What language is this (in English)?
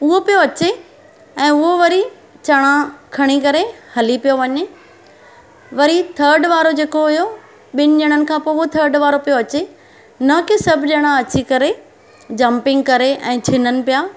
Sindhi